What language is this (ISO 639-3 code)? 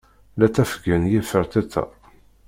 kab